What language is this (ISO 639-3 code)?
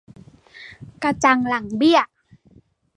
tha